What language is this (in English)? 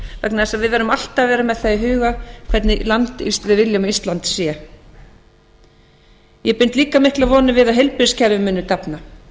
Icelandic